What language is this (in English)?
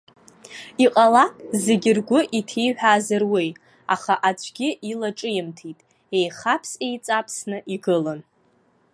Abkhazian